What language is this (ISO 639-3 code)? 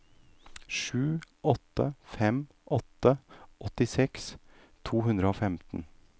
nor